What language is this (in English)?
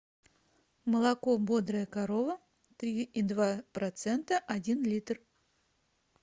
Russian